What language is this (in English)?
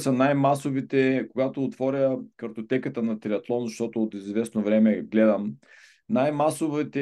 Bulgarian